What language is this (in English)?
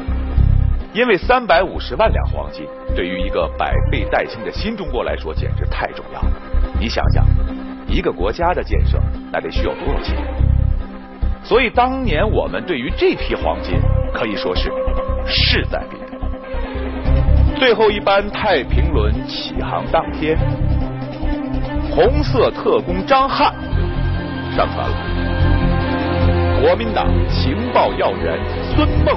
Chinese